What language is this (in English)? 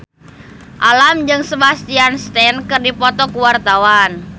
Sundanese